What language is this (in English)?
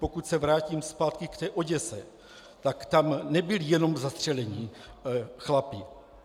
Czech